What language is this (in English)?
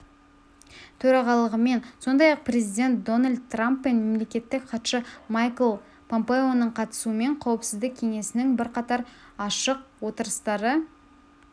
Kazakh